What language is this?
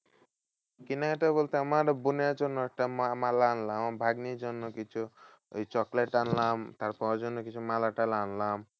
Bangla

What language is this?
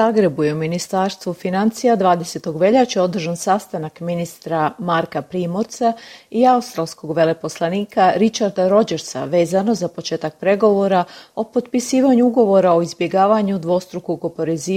Croatian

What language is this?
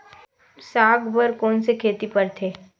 Chhattisgarhi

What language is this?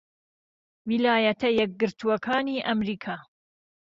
Central Kurdish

